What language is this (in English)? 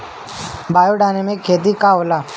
Bhojpuri